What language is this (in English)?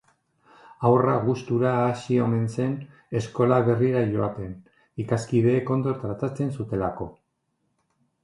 Basque